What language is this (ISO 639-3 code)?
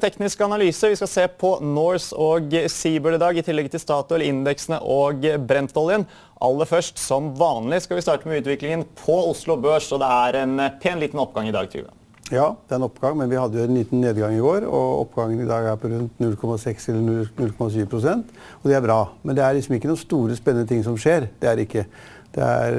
nor